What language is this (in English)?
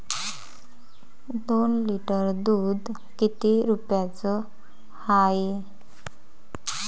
Marathi